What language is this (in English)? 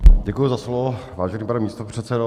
Czech